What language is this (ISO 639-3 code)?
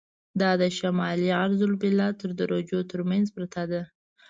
pus